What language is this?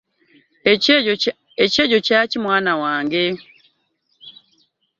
Ganda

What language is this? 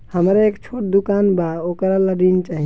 Bhojpuri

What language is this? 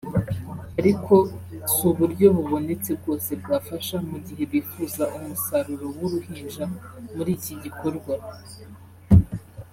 Kinyarwanda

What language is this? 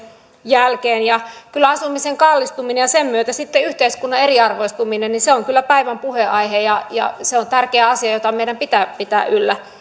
Finnish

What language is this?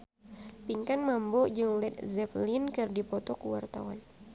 Sundanese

